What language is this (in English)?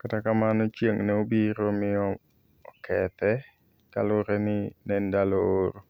Luo (Kenya and Tanzania)